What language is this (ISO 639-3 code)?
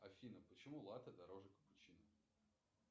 rus